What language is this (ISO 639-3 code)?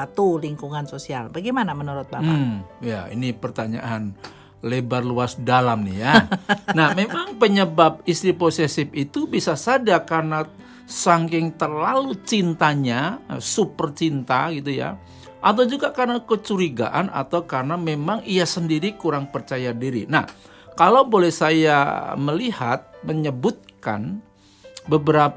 ind